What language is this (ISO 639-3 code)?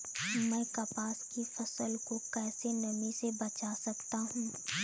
hin